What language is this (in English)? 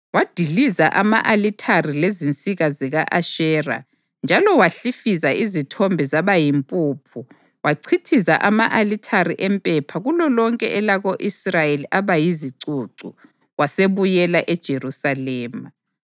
North Ndebele